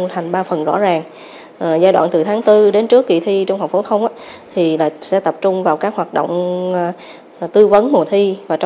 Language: Vietnamese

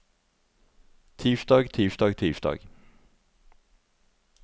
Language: Norwegian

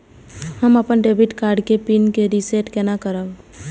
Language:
Maithili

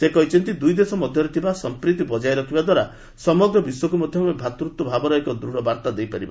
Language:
Odia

